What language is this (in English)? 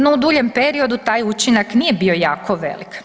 Croatian